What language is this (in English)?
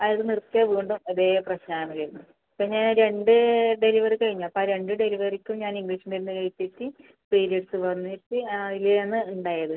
Malayalam